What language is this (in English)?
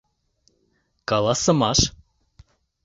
Mari